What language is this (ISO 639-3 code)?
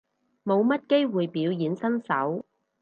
yue